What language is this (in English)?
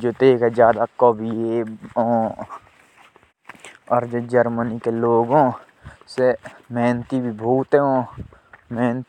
Jaunsari